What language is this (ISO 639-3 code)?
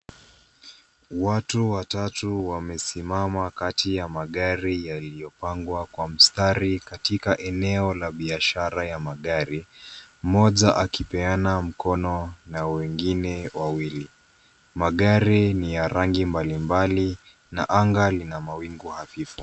swa